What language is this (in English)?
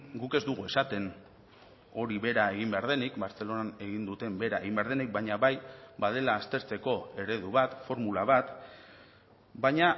Basque